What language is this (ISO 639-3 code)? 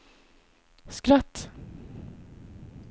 swe